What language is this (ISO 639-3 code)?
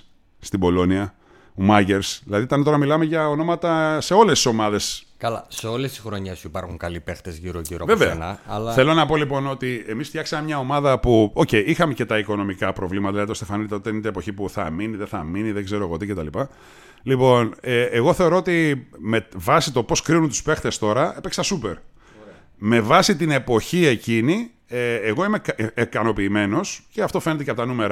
ell